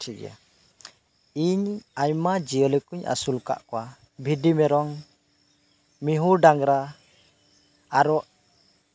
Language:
Santali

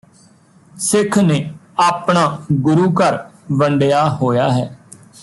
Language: Punjabi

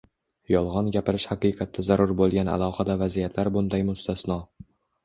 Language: Uzbek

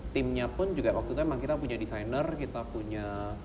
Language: Indonesian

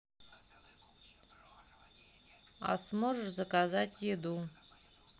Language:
Russian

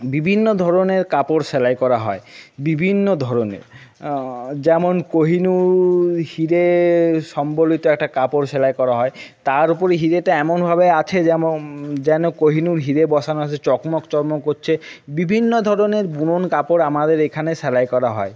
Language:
Bangla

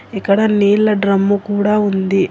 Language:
Telugu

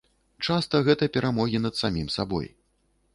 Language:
Belarusian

